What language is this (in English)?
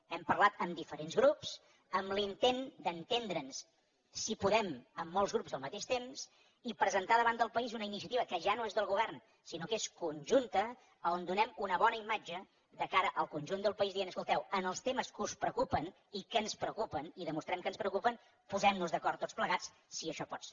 Catalan